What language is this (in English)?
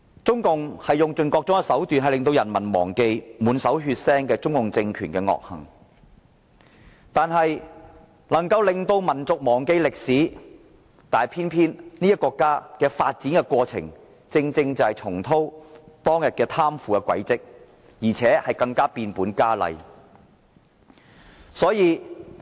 Cantonese